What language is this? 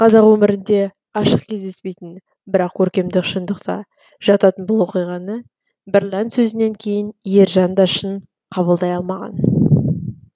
Kazakh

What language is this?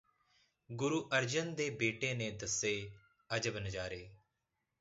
Punjabi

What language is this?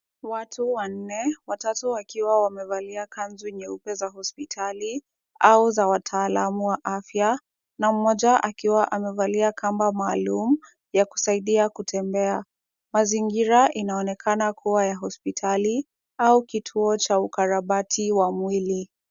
Swahili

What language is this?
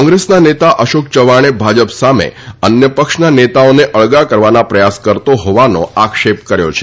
Gujarati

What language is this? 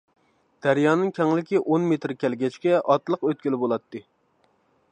Uyghur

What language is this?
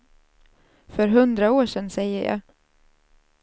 Swedish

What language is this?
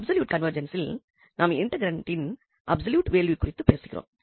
Tamil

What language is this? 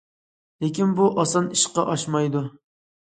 Uyghur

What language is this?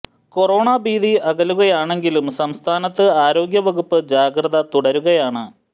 Malayalam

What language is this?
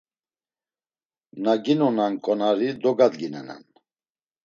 Laz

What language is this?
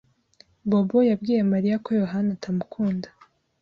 Kinyarwanda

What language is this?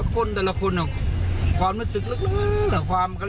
Thai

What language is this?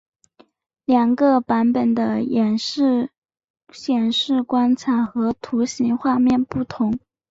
Chinese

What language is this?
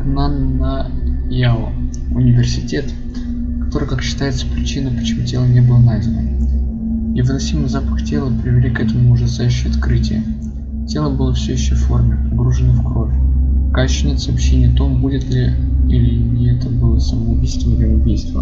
Russian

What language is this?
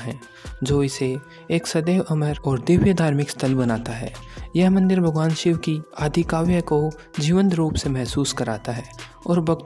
Hindi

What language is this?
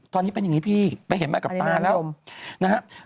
Thai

